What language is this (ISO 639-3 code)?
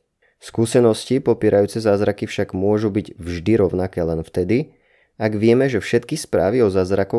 slk